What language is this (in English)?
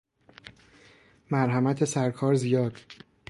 Persian